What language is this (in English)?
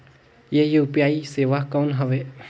Chhattisgarhi